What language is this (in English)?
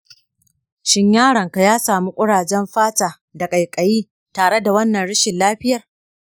Hausa